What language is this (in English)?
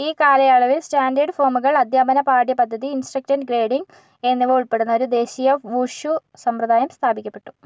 Malayalam